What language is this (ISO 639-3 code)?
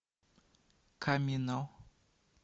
rus